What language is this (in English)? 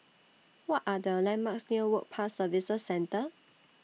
English